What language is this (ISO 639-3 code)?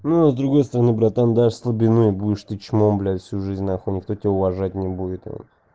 rus